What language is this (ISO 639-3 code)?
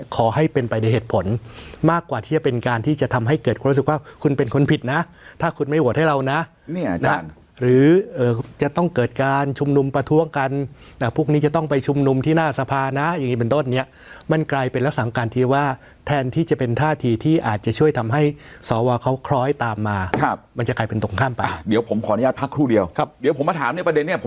tha